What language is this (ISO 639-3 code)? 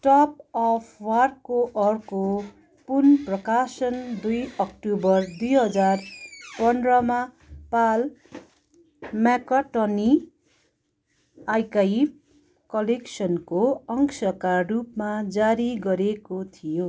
nep